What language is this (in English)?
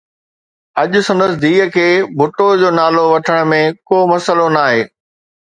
Sindhi